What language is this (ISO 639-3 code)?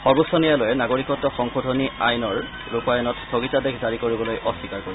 asm